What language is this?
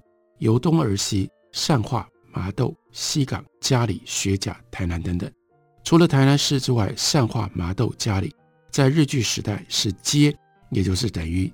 Chinese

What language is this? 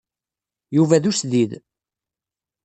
Kabyle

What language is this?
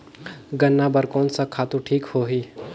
Chhattisgarhi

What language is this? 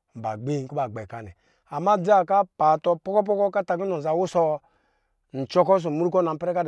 Lijili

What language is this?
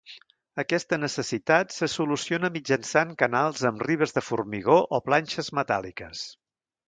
Catalan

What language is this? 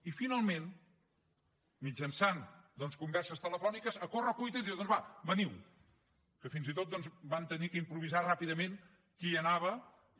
Catalan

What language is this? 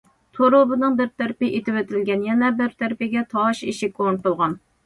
Uyghur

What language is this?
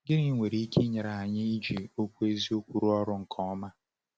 Igbo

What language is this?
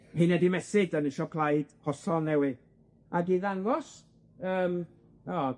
Welsh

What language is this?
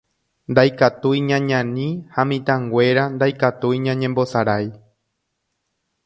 Guarani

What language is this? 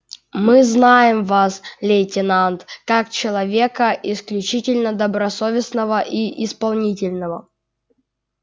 Russian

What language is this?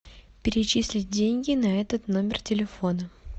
Russian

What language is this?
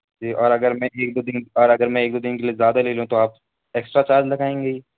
Urdu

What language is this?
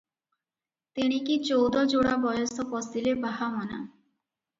Odia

